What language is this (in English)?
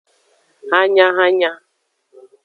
Aja (Benin)